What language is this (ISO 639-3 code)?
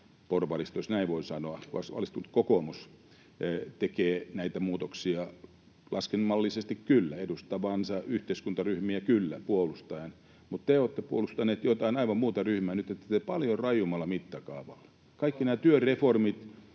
fin